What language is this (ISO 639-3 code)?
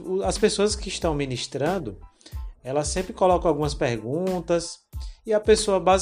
por